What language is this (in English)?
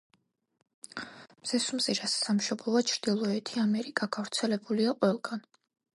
Georgian